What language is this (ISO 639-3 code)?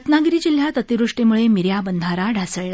mar